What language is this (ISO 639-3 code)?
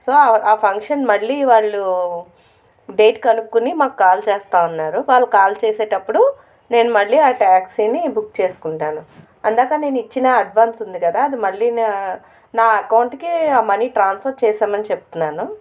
tel